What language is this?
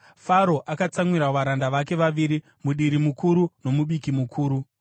Shona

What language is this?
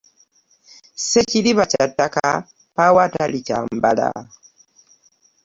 Ganda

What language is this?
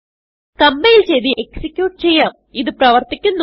Malayalam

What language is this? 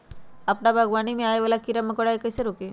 Magahi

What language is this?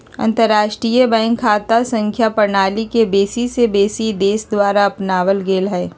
Magahi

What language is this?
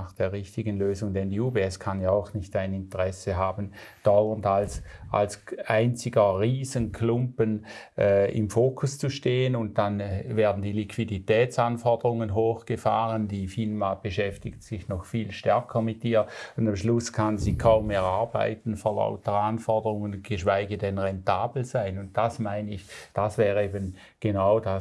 German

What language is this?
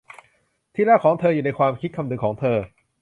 Thai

